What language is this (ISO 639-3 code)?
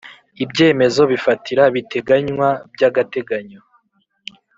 kin